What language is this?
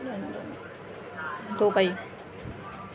Urdu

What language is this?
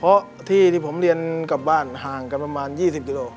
Thai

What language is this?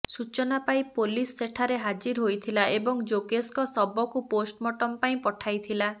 Odia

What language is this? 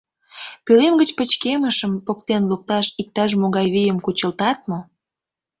Mari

